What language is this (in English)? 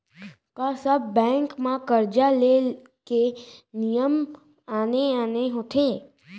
Chhattisgarhi